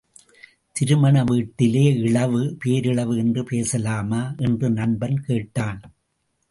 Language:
Tamil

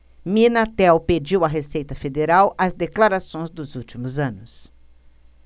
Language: Portuguese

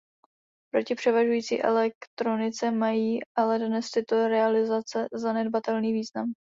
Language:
Czech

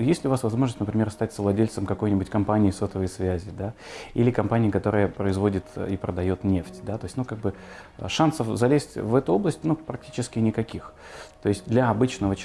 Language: Russian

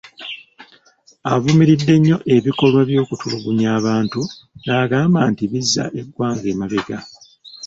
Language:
Ganda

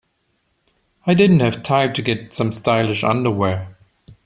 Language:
English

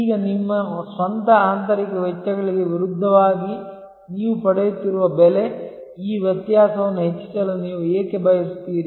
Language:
Kannada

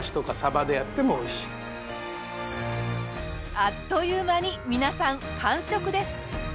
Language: Japanese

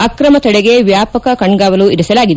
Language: Kannada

